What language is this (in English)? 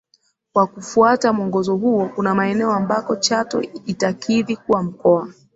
Swahili